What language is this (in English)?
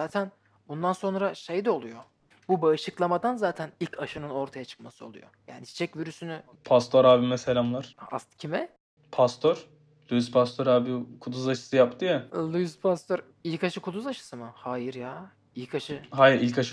Turkish